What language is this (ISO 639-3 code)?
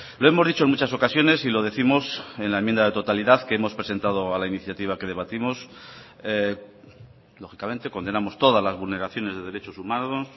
spa